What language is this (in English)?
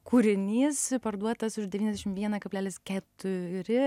Lithuanian